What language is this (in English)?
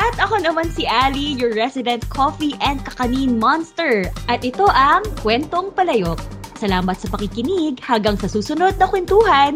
Filipino